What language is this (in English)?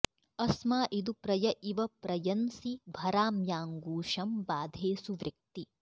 Sanskrit